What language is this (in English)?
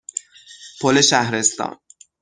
Persian